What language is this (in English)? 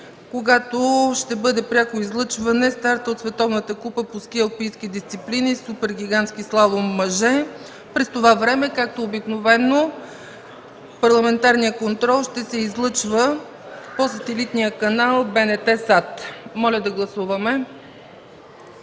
Bulgarian